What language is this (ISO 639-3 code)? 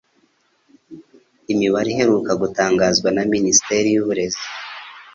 kin